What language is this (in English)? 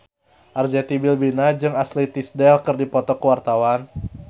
Sundanese